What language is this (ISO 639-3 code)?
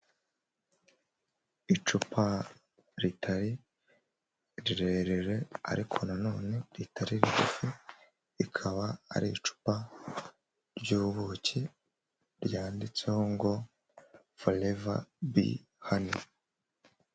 kin